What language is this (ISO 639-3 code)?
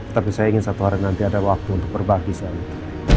ind